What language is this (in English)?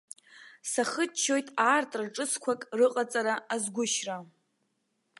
Abkhazian